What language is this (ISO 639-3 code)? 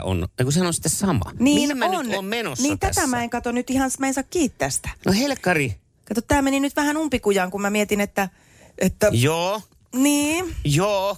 fin